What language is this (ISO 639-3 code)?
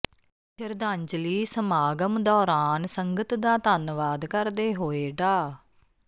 pan